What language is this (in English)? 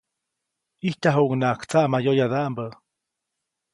Copainalá Zoque